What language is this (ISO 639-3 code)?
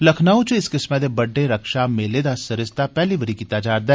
doi